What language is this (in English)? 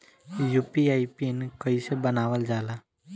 Bhojpuri